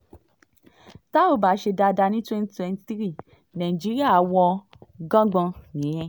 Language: Yoruba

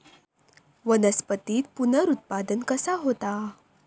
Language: Marathi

